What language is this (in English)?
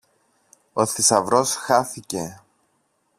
Greek